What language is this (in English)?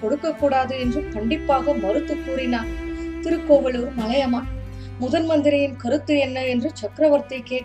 Tamil